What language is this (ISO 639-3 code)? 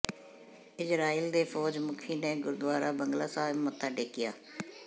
pan